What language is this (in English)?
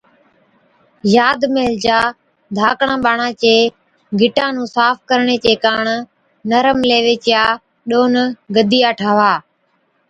Od